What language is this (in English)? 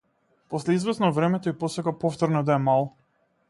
Macedonian